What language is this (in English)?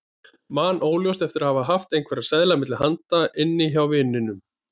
Icelandic